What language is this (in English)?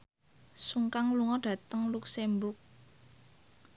Javanese